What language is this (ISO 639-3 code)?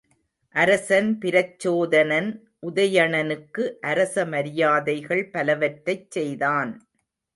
tam